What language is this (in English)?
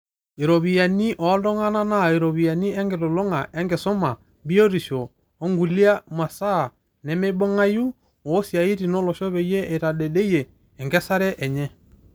Masai